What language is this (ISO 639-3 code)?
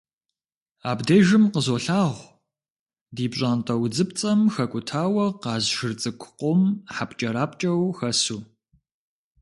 kbd